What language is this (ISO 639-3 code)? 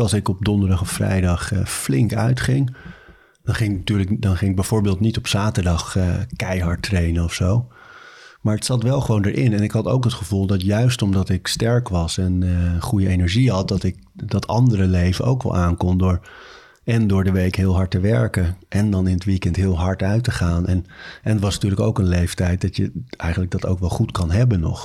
nld